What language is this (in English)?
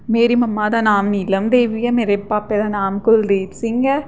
Dogri